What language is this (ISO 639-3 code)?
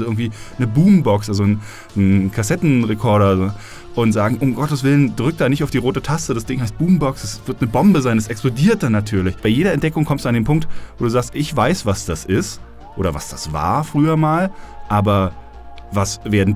deu